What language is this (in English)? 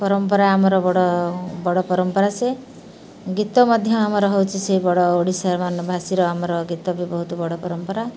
Odia